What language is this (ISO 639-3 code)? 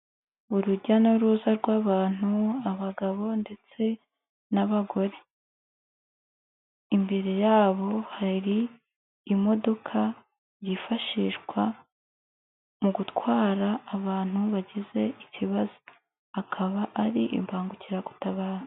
kin